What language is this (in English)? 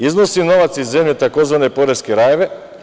Serbian